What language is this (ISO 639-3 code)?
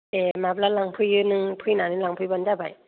brx